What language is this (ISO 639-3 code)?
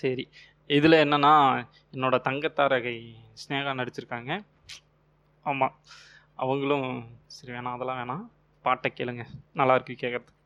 tam